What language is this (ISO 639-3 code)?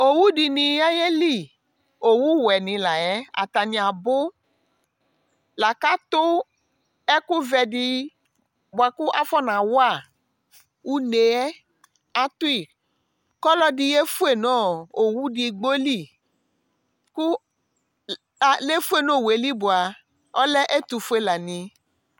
kpo